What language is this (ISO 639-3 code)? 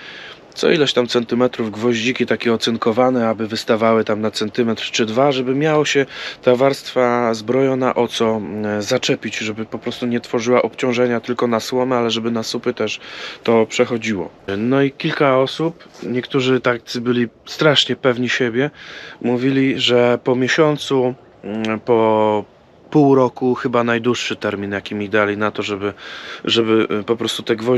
pol